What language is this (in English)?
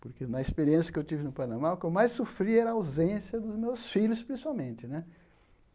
Portuguese